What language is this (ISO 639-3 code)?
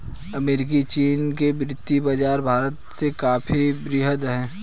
hin